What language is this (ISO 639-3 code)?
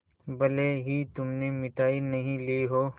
hin